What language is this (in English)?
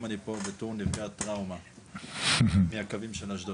Hebrew